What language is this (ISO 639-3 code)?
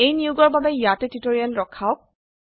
asm